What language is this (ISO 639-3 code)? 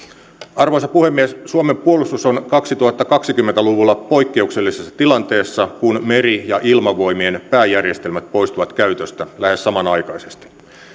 fin